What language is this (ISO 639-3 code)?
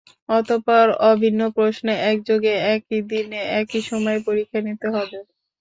ben